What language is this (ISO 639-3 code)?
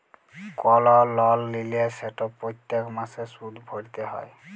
ben